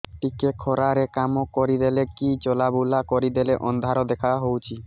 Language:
Odia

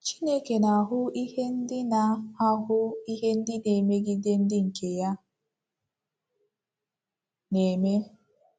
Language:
Igbo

